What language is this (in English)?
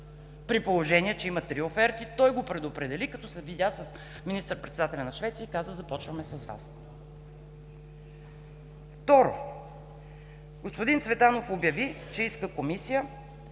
Bulgarian